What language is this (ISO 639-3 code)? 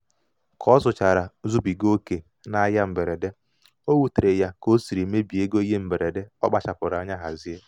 ibo